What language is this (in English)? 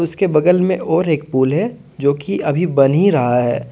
Hindi